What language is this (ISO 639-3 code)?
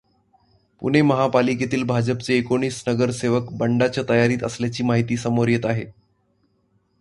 mar